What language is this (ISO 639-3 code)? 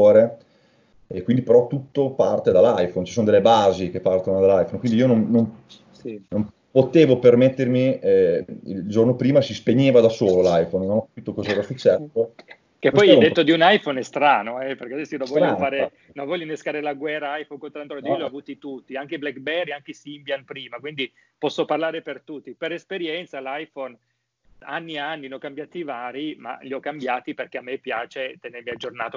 ita